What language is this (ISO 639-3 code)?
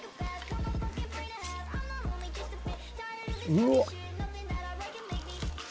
jpn